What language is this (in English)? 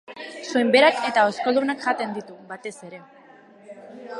Basque